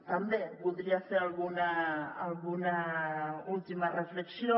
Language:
Catalan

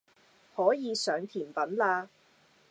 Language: Cantonese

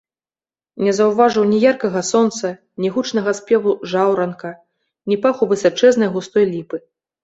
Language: Belarusian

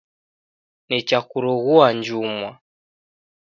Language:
Taita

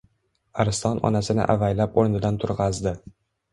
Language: Uzbek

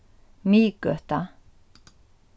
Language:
Faroese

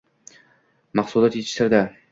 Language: Uzbek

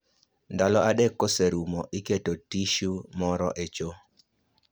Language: Luo (Kenya and Tanzania)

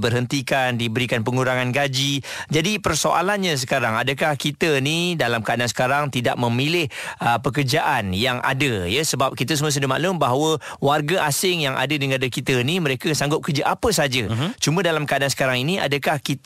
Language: Malay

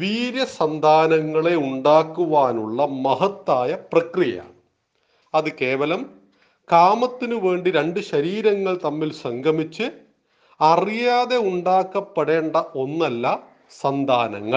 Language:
Malayalam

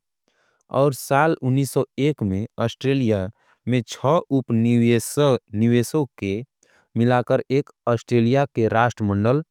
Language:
Angika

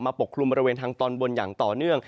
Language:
Thai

